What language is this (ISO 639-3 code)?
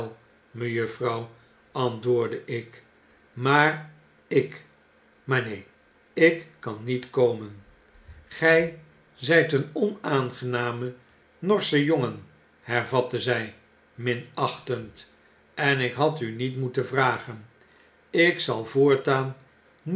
nld